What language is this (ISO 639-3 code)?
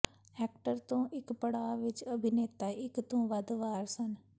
pan